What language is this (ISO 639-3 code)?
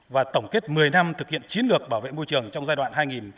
vie